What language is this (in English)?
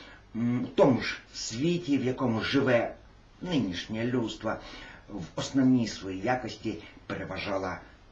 Russian